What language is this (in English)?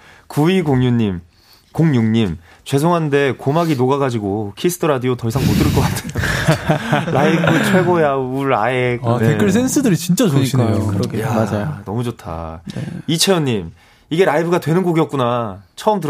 Korean